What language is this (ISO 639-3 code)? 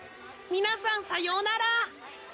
jpn